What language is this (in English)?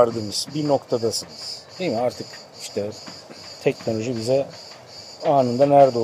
Turkish